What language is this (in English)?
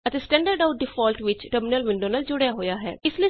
Punjabi